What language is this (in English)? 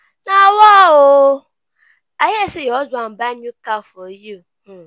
Nigerian Pidgin